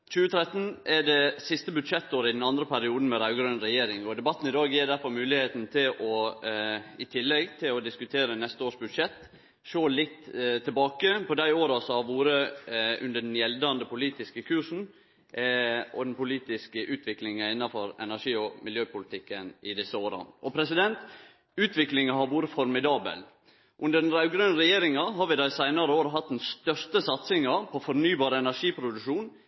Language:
Norwegian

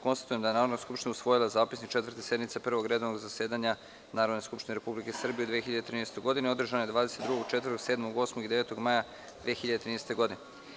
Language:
Serbian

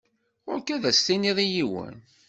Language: Kabyle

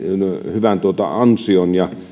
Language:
Finnish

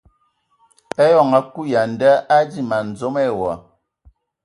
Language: Ewondo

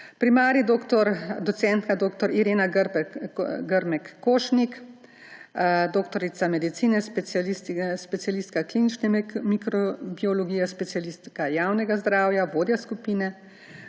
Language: Slovenian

